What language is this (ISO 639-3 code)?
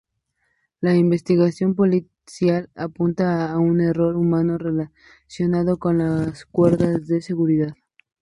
spa